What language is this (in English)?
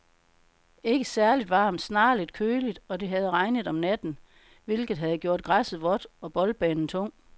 Danish